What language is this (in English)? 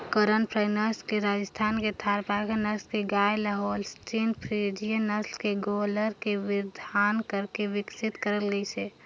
Chhattisgarhi